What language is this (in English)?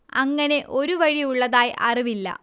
Malayalam